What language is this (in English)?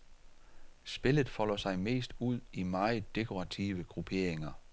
Danish